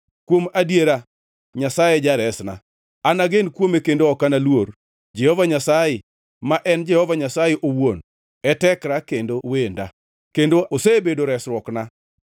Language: Luo (Kenya and Tanzania)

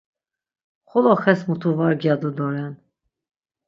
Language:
Laz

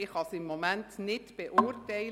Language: Swiss German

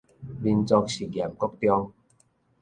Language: Min Nan Chinese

